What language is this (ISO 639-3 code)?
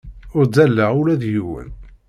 kab